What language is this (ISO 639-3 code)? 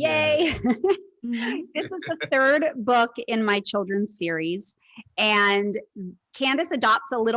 eng